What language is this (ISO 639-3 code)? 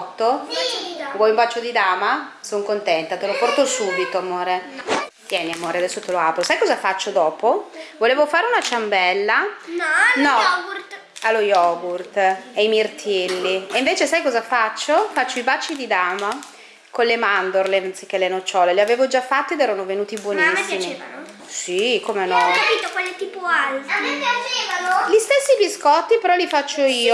ita